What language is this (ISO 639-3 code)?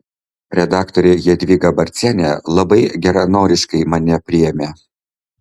lit